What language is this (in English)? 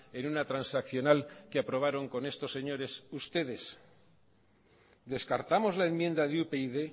Spanish